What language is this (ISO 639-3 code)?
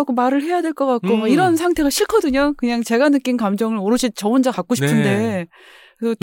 kor